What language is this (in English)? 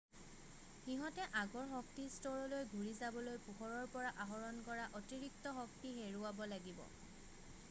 Assamese